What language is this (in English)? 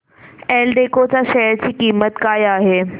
Marathi